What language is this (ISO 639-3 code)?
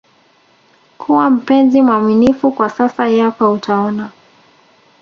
swa